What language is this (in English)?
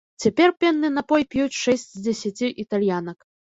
Belarusian